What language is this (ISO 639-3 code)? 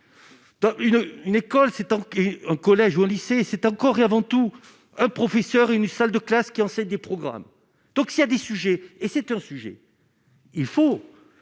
fra